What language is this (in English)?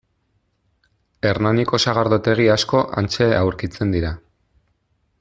Basque